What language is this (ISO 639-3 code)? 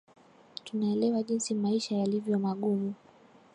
swa